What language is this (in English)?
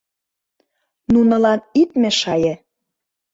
Mari